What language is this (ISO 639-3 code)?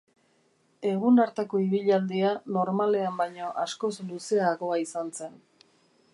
eus